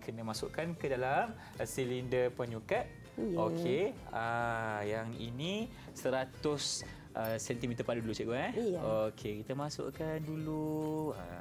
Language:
Malay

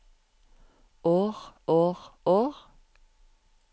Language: Norwegian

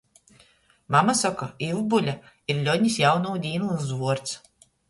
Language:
Latgalian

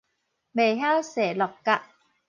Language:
Min Nan Chinese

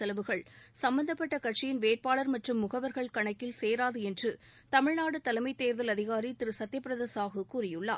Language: Tamil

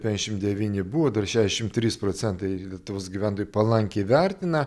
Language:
Lithuanian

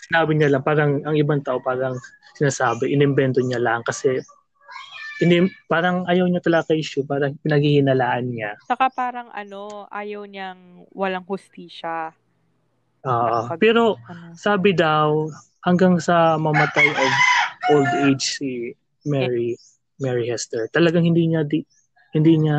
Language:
Filipino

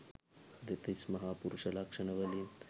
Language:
Sinhala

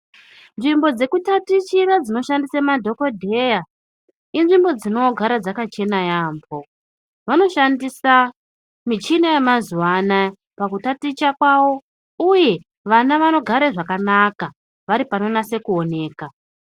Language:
Ndau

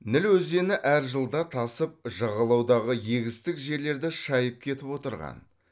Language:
Kazakh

